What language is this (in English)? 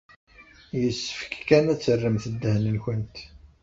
Kabyle